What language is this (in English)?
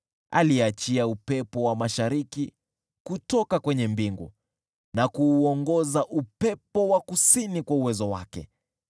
Swahili